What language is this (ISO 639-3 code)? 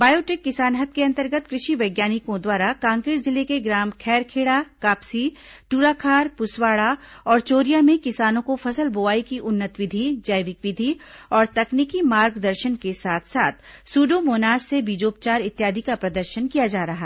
hin